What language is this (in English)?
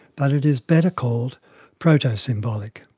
English